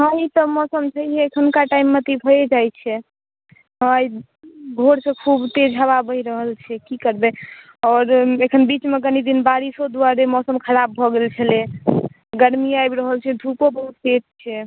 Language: Maithili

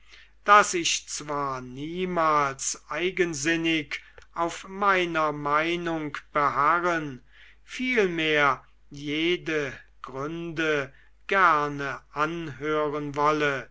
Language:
German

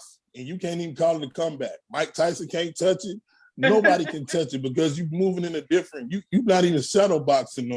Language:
English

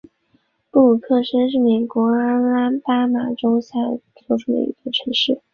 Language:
Chinese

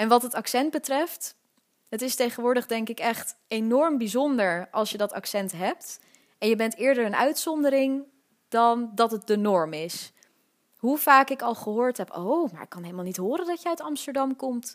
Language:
Dutch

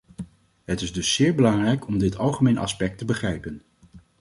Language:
Dutch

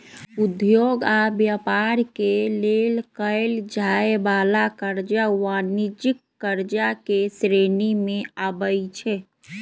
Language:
Magahi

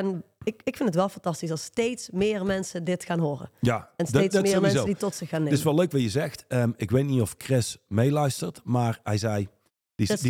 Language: Dutch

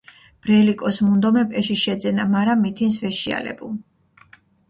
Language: Mingrelian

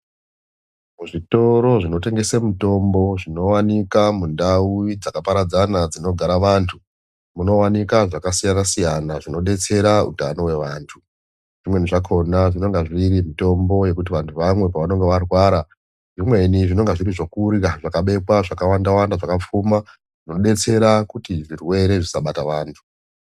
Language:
Ndau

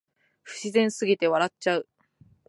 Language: Japanese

